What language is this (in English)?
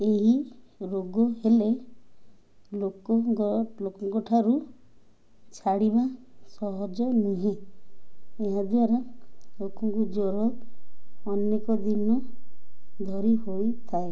Odia